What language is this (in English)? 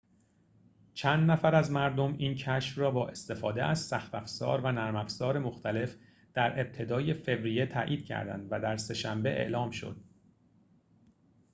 Persian